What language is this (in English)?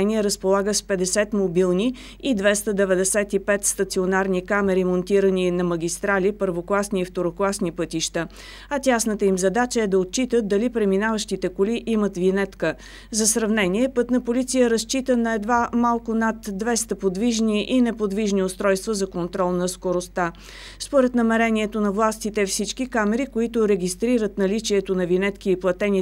Bulgarian